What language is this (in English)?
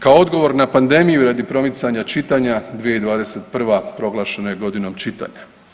Croatian